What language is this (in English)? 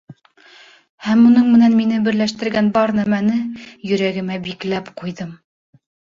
Bashkir